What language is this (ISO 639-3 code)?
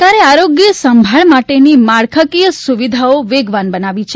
guj